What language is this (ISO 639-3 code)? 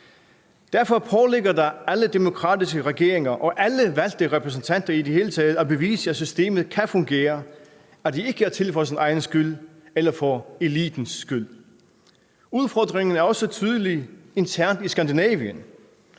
dan